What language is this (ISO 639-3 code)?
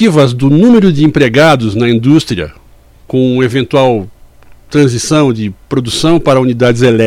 por